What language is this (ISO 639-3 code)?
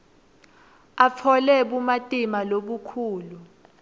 ssw